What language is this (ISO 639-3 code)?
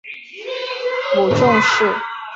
zho